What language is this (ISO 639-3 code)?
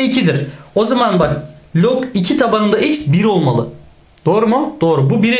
tur